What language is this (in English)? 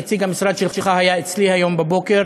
Hebrew